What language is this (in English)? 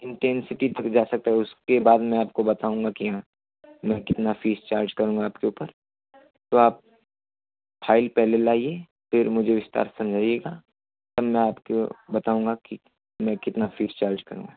Hindi